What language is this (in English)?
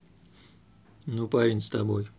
Russian